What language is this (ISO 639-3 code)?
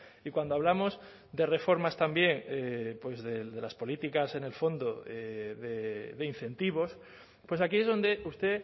spa